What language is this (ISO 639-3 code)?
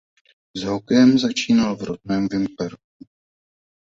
ces